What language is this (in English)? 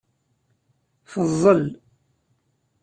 Kabyle